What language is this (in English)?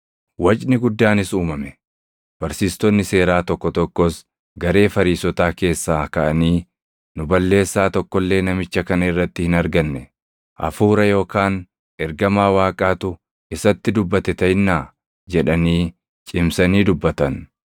Oromo